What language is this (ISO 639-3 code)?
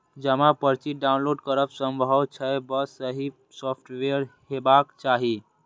mai